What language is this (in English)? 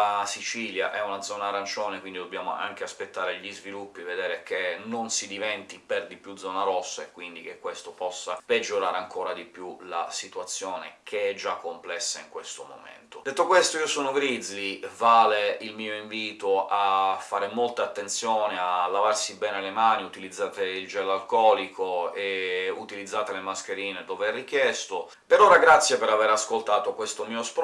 Italian